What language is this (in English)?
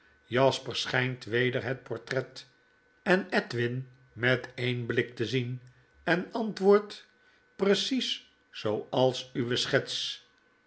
Dutch